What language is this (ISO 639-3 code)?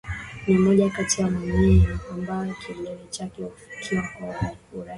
swa